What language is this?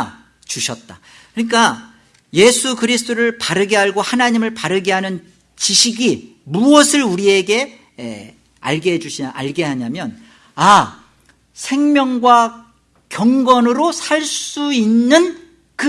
Korean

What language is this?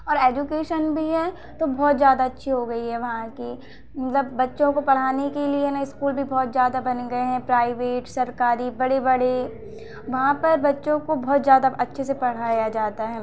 Hindi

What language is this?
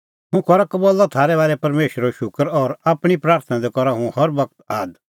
Kullu Pahari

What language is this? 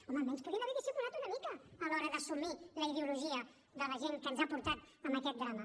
Catalan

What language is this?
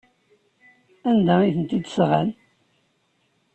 Kabyle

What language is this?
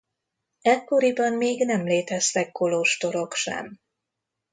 Hungarian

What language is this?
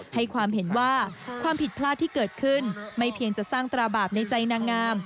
Thai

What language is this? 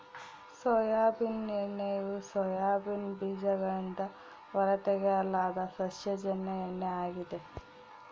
Kannada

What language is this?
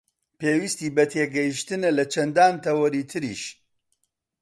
Central Kurdish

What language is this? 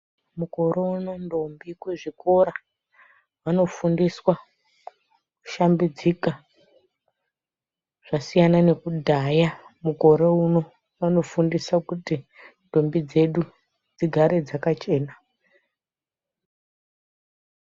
Ndau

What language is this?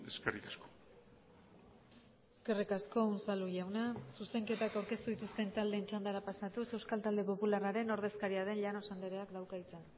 Basque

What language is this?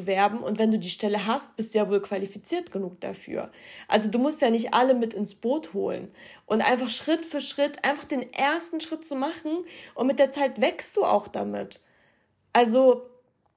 German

